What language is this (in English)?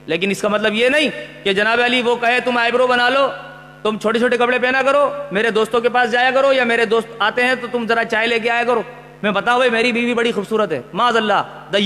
Urdu